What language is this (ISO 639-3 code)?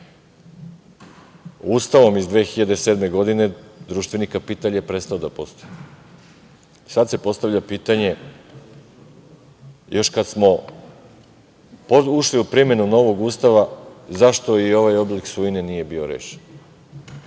srp